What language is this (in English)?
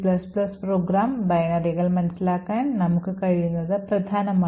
Malayalam